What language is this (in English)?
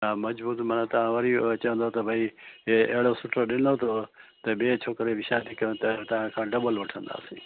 Sindhi